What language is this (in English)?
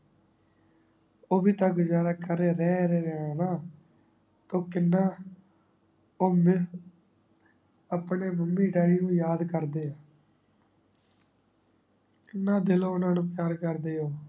Punjabi